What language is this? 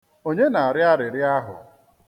Igbo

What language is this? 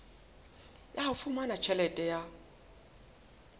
Southern Sotho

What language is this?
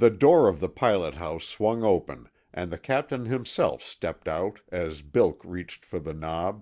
English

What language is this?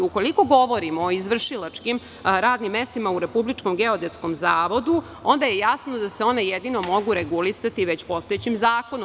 Serbian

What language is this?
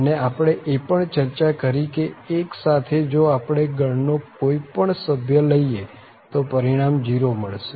Gujarati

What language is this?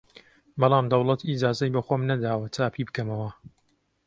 Central Kurdish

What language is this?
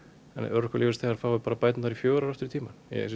Icelandic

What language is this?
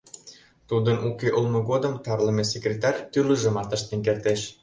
Mari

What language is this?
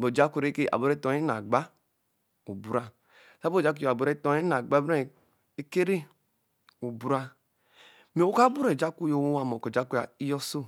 Eleme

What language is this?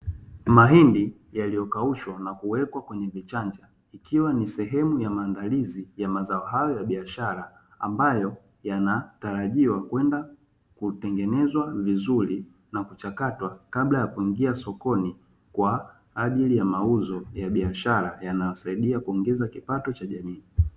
Swahili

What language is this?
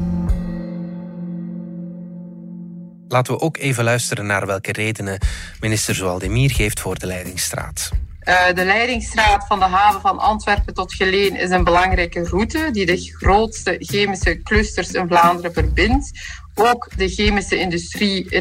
Dutch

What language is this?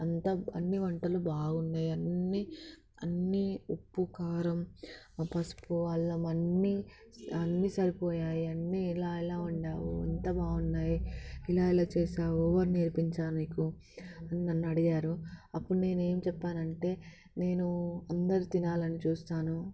Telugu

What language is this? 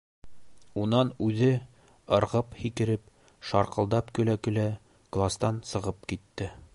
Bashkir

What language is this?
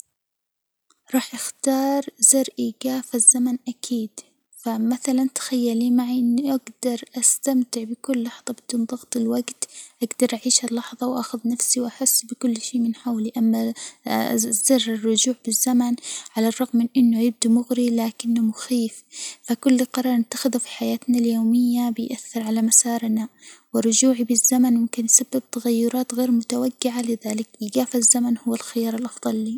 Hijazi Arabic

